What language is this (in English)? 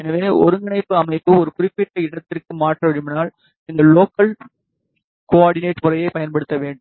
Tamil